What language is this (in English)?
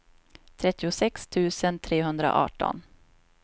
Swedish